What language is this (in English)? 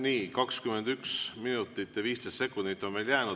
Estonian